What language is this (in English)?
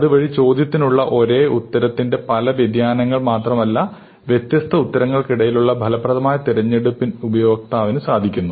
Malayalam